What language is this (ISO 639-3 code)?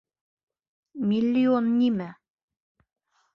bak